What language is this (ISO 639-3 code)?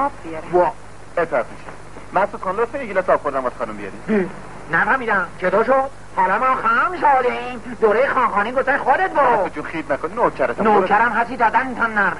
fas